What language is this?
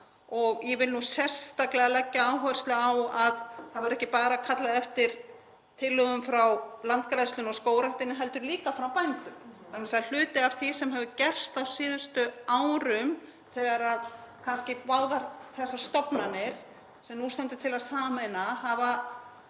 Icelandic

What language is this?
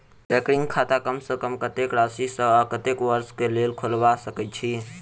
Maithili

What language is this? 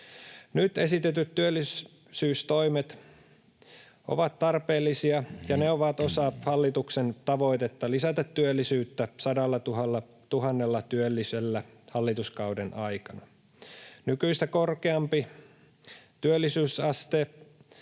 Finnish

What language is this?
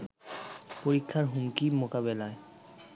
Bangla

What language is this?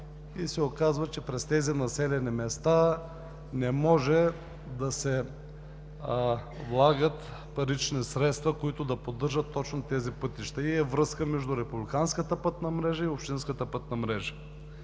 Bulgarian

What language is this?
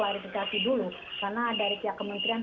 Indonesian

